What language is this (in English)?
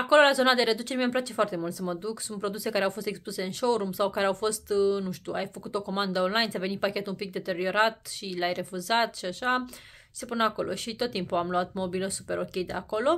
Romanian